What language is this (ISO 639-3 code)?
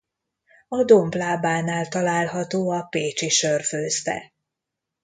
hun